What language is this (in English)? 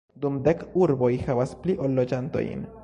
Esperanto